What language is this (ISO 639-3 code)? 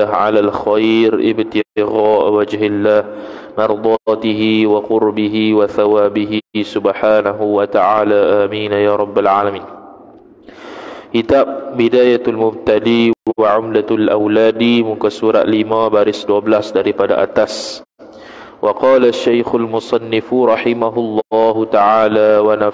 msa